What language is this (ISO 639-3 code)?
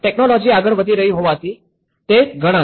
guj